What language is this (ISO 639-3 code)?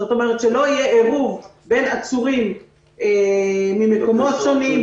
heb